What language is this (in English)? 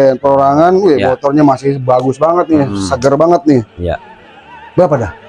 Indonesian